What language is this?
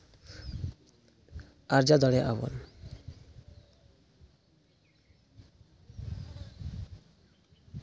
Santali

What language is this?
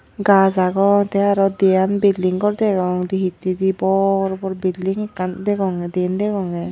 Chakma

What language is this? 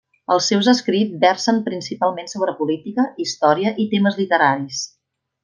Catalan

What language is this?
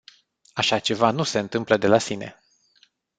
Romanian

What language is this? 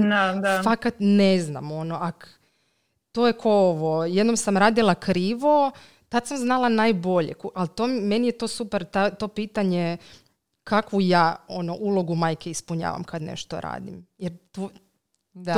Croatian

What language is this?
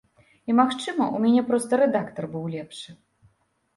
Belarusian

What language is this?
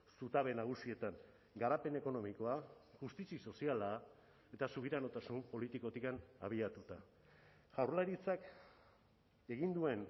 Basque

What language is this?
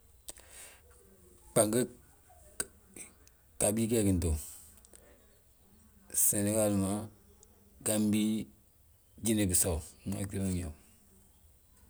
Balanta-Ganja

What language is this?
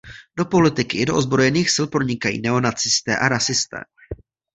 Czech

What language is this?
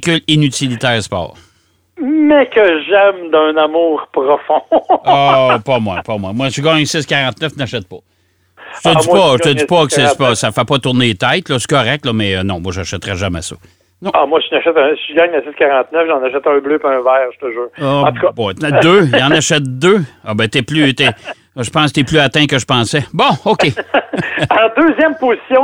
French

